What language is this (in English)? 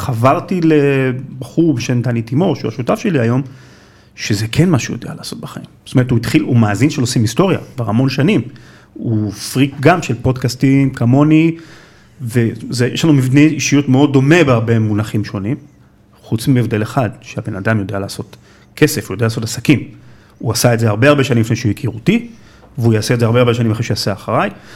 Hebrew